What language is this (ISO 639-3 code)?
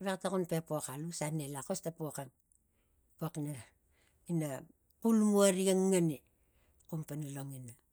tgc